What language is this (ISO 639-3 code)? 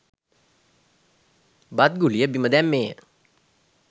sin